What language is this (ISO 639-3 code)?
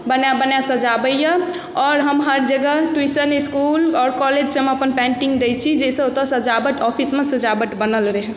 mai